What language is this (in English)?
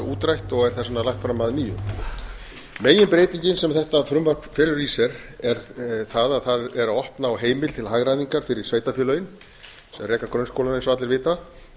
Icelandic